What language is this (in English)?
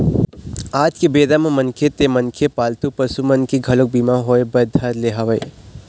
Chhattisgarhi